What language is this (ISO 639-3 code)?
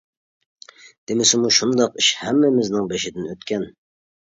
uig